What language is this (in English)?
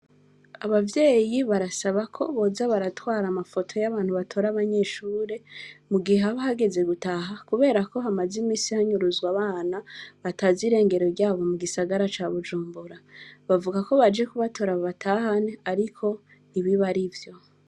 Rundi